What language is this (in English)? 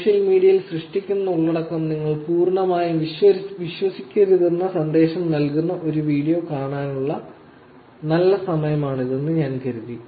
Malayalam